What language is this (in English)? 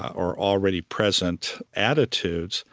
English